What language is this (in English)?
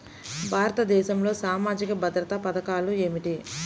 Telugu